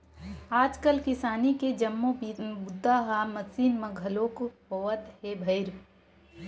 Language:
Chhattisgarhi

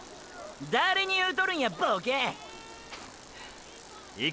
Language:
Japanese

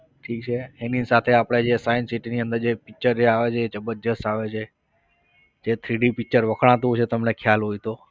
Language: Gujarati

